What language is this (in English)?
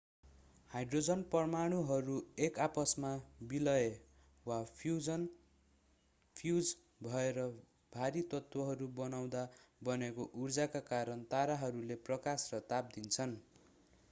Nepali